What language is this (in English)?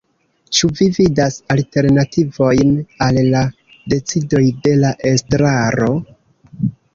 Esperanto